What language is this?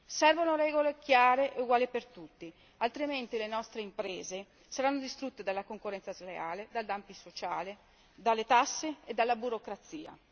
Italian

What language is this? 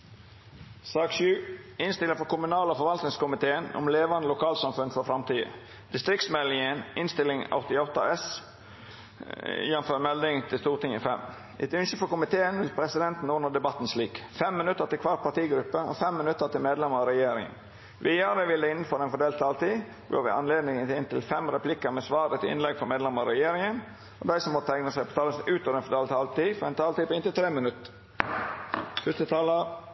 Norwegian Nynorsk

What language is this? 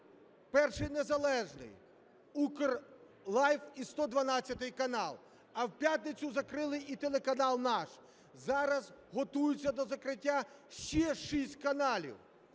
Ukrainian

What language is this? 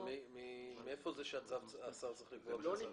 Hebrew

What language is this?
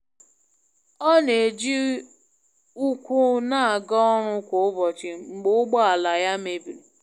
Igbo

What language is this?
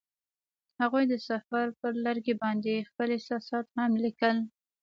Pashto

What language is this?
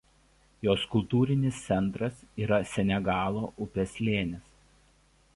Lithuanian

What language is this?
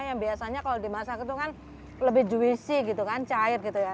Indonesian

